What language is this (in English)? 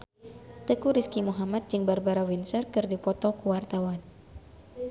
Sundanese